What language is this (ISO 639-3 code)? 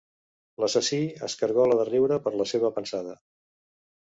cat